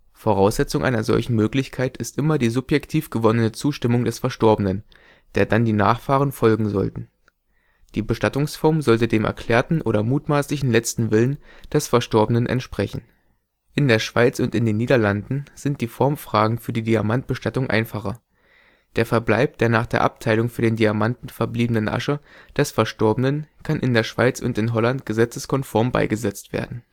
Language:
German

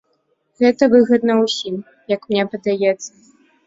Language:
Belarusian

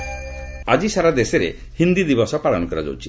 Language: Odia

